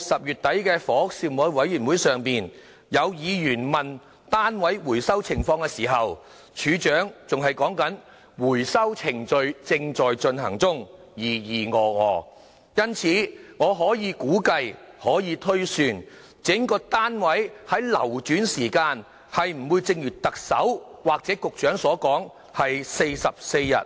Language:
Cantonese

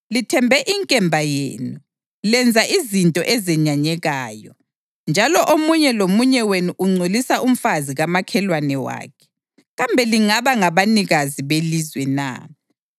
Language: North Ndebele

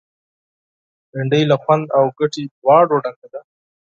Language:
Pashto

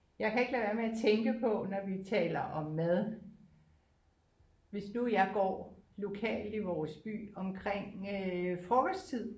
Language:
Danish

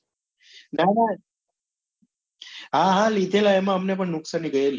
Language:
Gujarati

